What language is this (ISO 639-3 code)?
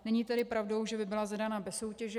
ces